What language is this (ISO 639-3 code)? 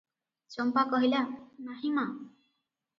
ori